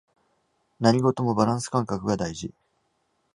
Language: Japanese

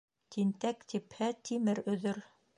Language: Bashkir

